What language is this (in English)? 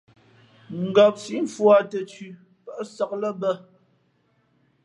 Fe'fe'